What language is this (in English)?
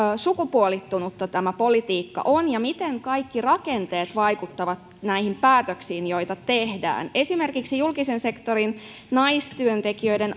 Finnish